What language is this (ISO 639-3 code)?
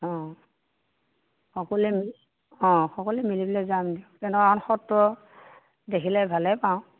asm